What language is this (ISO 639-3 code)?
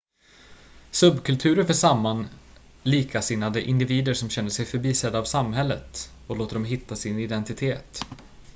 swe